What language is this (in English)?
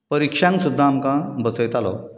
Konkani